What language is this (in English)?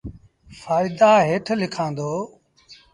Sindhi Bhil